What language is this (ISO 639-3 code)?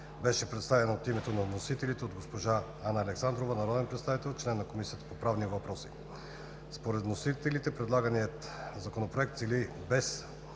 bul